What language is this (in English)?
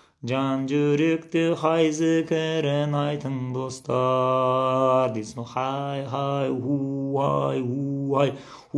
Turkish